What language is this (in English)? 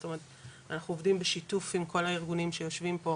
Hebrew